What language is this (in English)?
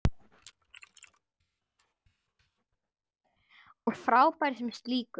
Icelandic